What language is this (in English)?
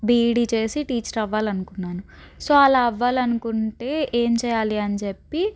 Telugu